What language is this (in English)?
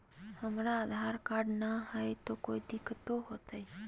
Magahi